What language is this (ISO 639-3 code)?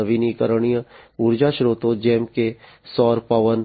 guj